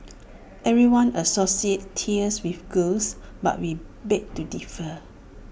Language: English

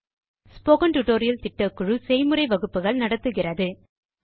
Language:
Tamil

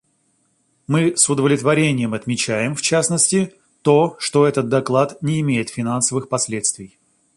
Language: Russian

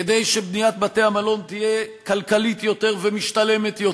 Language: Hebrew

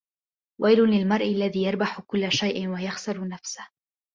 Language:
Arabic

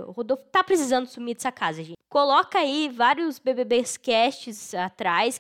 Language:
Portuguese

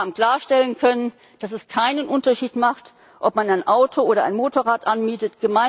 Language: German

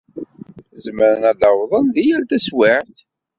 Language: Kabyle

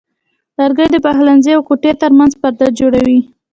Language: Pashto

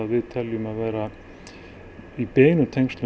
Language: Icelandic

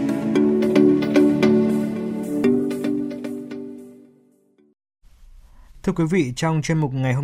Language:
Vietnamese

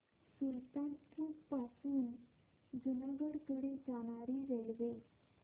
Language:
Marathi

